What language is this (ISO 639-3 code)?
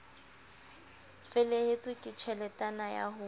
sot